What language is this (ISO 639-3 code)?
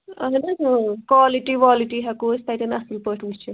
kas